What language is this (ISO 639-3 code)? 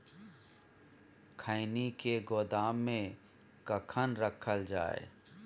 mai